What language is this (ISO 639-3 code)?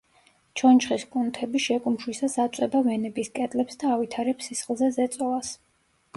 kat